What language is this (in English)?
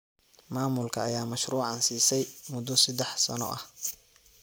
Somali